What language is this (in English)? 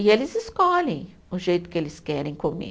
Portuguese